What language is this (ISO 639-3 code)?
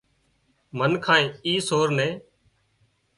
kxp